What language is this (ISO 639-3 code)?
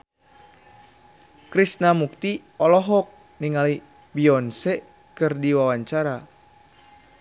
sun